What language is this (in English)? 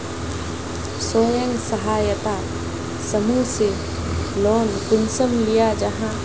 Magahi